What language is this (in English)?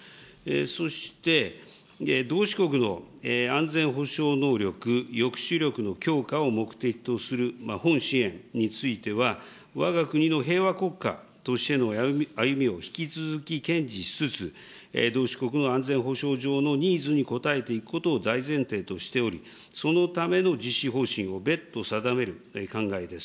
Japanese